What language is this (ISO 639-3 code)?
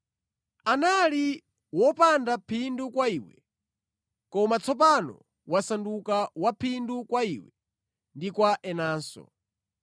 nya